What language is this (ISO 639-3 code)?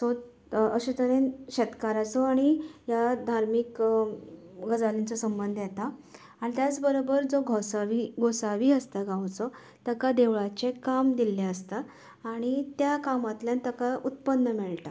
kok